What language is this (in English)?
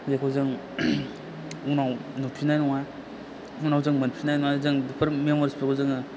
Bodo